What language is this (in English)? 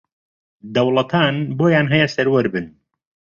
Central Kurdish